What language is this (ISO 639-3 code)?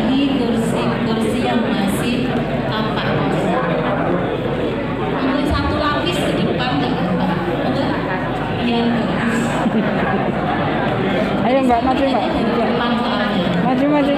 ind